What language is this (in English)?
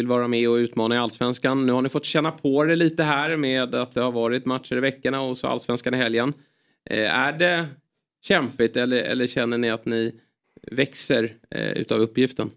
Swedish